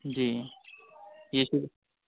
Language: Urdu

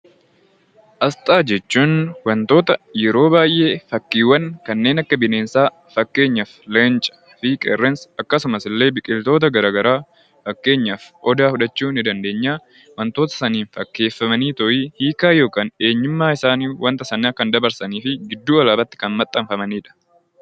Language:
Oromo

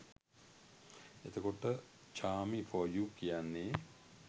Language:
Sinhala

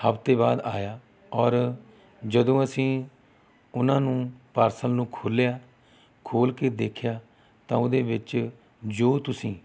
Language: Punjabi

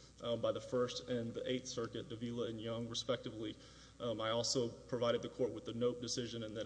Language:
English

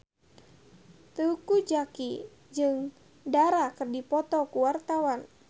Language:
Sundanese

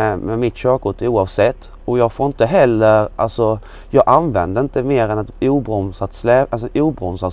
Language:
Swedish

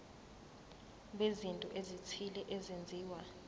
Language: Zulu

